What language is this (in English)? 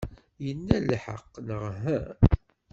Kabyle